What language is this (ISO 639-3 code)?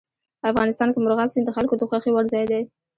pus